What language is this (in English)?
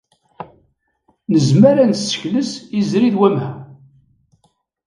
Kabyle